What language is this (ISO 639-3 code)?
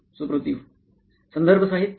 mar